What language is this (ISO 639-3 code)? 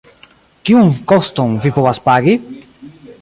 epo